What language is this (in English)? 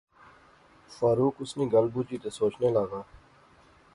Pahari-Potwari